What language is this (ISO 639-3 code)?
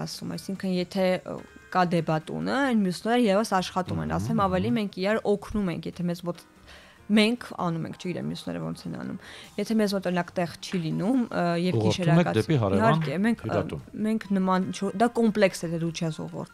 ron